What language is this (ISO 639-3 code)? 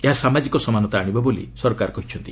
ori